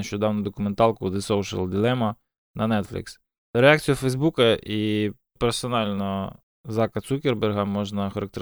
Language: Ukrainian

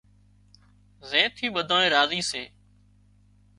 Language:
Wadiyara Koli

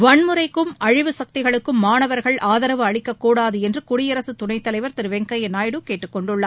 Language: Tamil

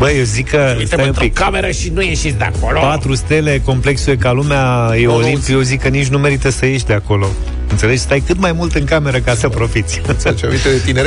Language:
Romanian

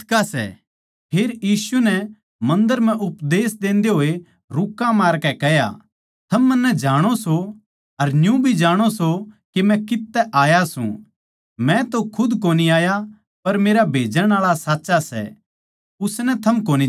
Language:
Haryanvi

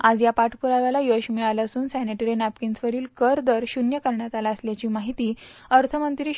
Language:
Marathi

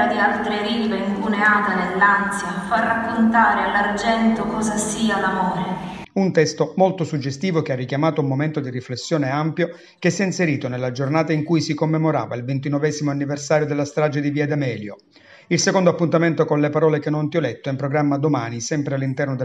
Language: Italian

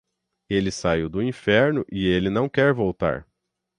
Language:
Portuguese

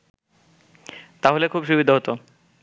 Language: Bangla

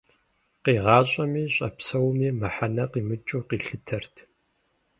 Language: Kabardian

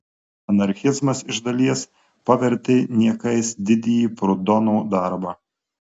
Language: Lithuanian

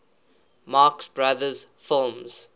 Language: English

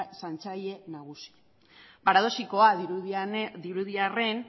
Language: Basque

